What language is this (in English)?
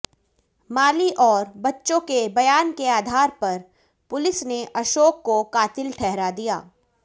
Hindi